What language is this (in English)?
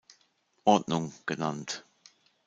German